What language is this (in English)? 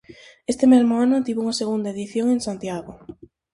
Galician